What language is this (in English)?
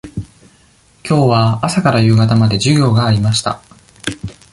Japanese